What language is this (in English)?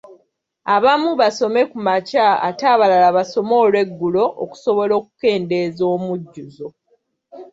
Ganda